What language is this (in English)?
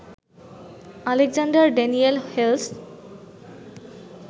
Bangla